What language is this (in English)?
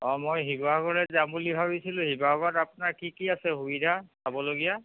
Assamese